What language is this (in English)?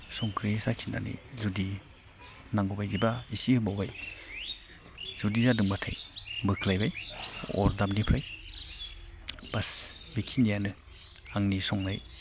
Bodo